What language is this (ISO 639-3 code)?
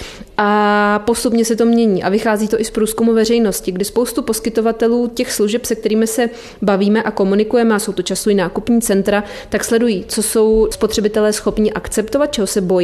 ces